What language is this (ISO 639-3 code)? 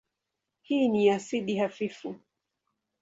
swa